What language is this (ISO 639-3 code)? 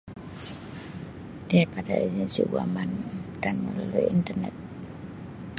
msi